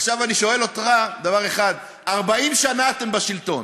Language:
Hebrew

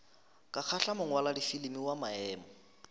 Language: Northern Sotho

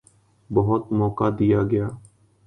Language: Urdu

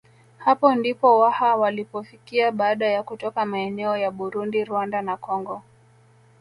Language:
Swahili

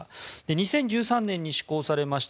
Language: Japanese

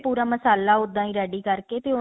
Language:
Punjabi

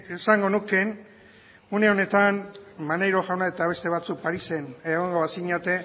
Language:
Basque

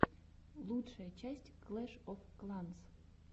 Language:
Russian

